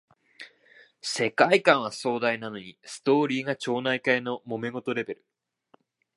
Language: Japanese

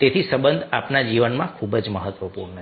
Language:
Gujarati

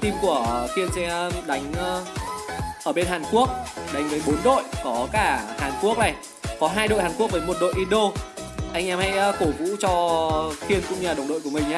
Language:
Vietnamese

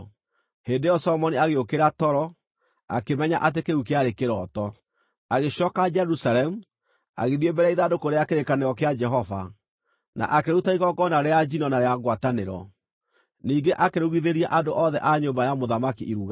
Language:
Kikuyu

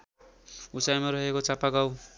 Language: Nepali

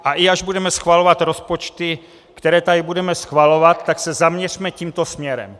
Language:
Czech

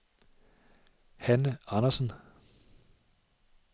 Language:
Danish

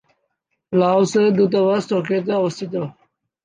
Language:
Bangla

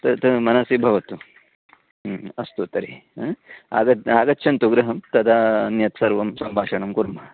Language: Sanskrit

